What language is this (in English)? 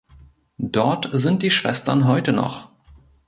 German